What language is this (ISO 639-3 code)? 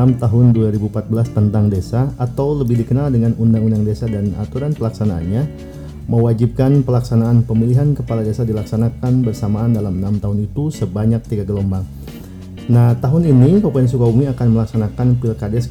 ind